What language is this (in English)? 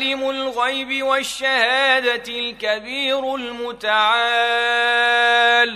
Arabic